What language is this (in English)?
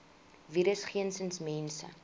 Afrikaans